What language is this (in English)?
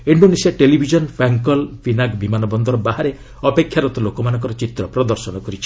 Odia